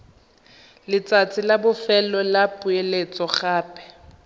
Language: Tswana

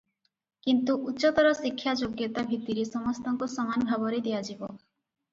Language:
Odia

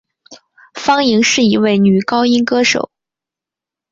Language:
Chinese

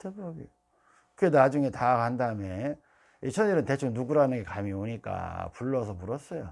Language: Korean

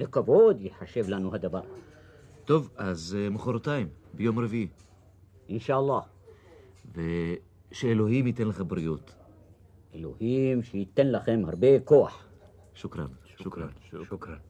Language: Hebrew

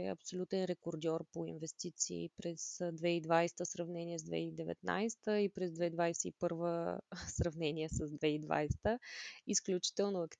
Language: Bulgarian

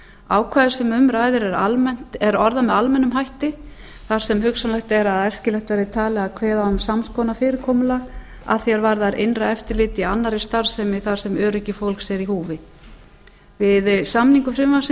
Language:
Icelandic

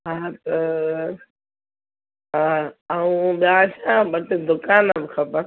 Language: Sindhi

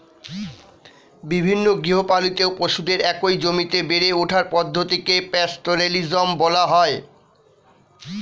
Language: Bangla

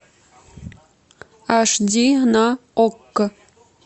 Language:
Russian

